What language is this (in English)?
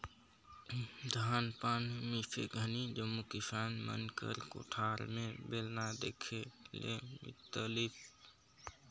Chhattisgarhi